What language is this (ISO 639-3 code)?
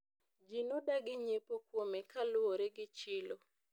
luo